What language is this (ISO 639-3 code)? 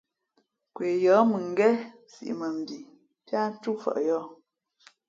fmp